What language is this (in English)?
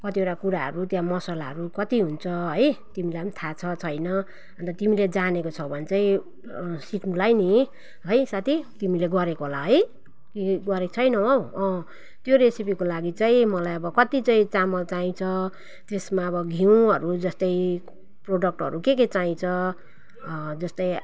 Nepali